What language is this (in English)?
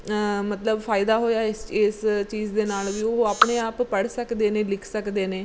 Punjabi